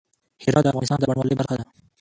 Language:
Pashto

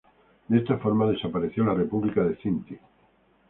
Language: Spanish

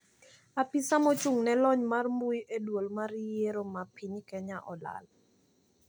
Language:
Luo (Kenya and Tanzania)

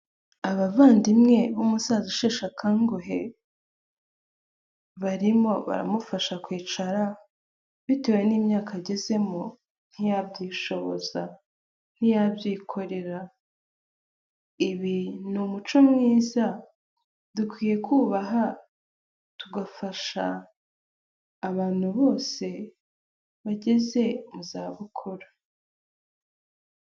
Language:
Kinyarwanda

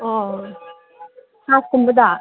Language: Manipuri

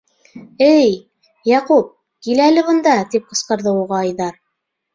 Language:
Bashkir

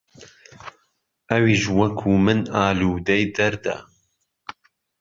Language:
Central Kurdish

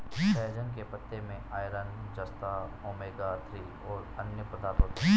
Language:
Hindi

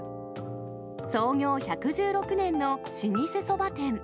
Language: Japanese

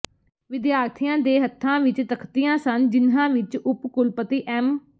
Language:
Punjabi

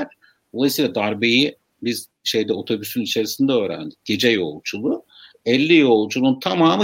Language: Turkish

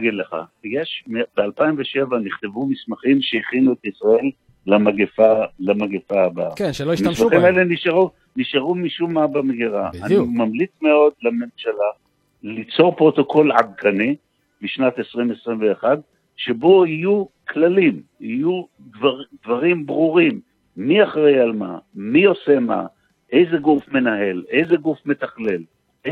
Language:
Hebrew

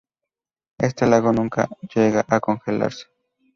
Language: Spanish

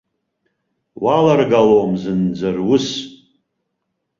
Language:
Abkhazian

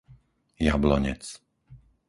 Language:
Slovak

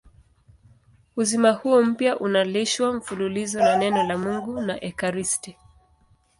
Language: Swahili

